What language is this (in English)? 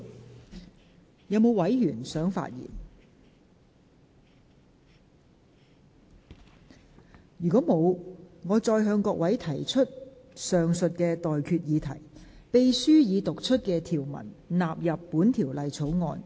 Cantonese